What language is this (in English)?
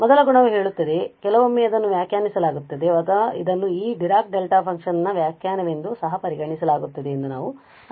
Kannada